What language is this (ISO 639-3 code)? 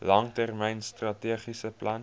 afr